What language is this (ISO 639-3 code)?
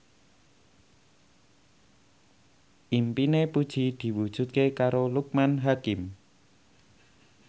jav